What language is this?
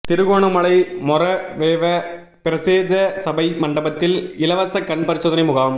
Tamil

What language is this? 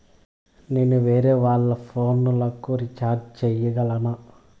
Telugu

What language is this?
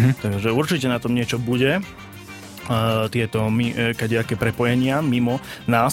Slovak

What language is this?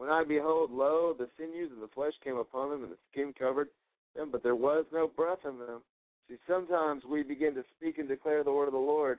English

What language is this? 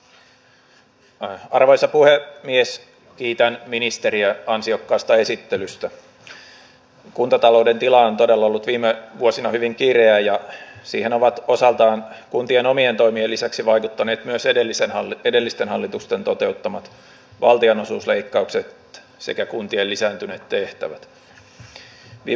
Finnish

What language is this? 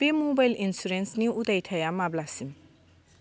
Bodo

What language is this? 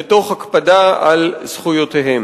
Hebrew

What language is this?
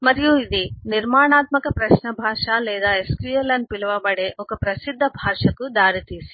Telugu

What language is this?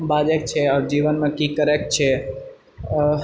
Maithili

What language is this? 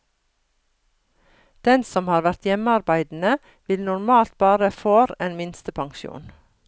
Norwegian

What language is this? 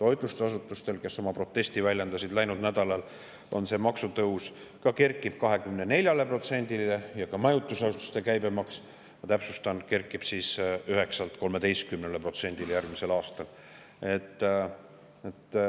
Estonian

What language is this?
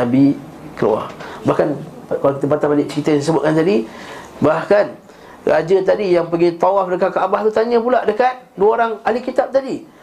Malay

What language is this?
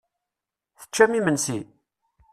Kabyle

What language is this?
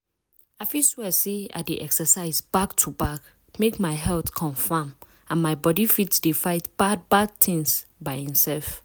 Nigerian Pidgin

